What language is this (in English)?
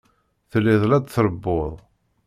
Kabyle